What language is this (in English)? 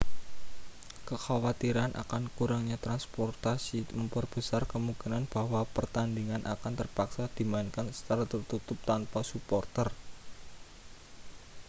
Indonesian